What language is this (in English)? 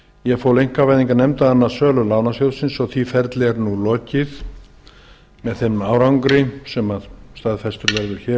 Icelandic